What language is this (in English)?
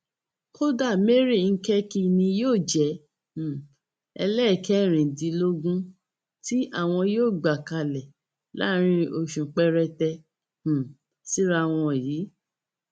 Yoruba